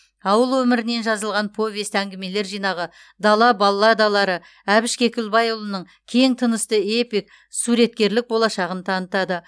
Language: Kazakh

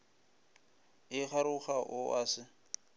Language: Northern Sotho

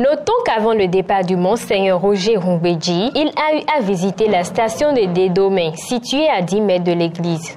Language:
French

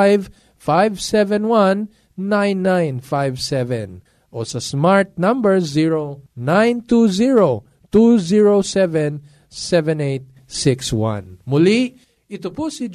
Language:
Filipino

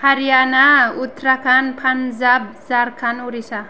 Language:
Bodo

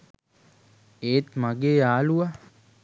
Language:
Sinhala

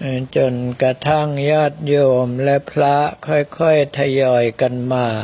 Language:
Thai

